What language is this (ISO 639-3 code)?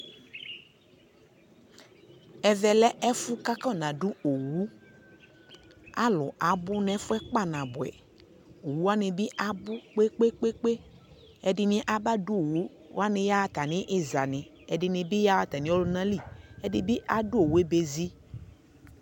kpo